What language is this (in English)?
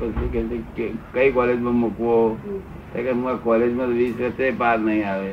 Gujarati